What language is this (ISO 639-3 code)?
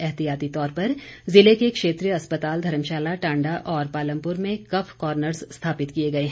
hin